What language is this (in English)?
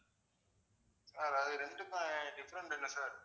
Tamil